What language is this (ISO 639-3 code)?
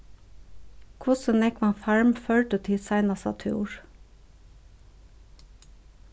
fao